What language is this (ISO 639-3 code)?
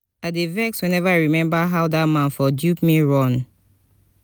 pcm